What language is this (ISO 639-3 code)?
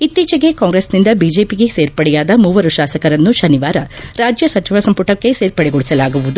kan